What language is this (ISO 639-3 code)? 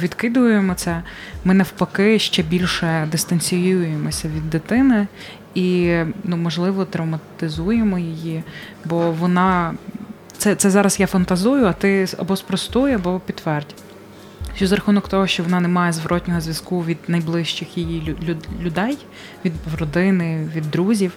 ukr